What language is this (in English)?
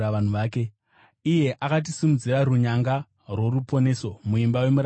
Shona